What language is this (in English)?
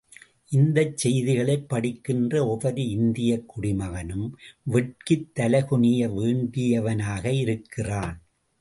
Tamil